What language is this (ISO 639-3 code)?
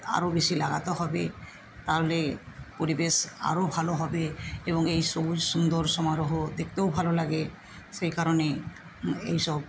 ben